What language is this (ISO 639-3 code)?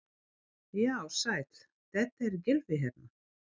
isl